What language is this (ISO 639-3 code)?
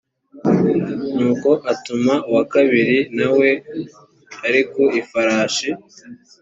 kin